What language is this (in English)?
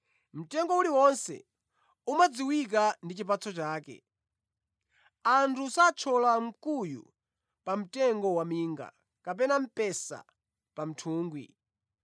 Nyanja